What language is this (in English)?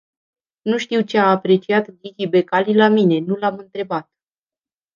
Romanian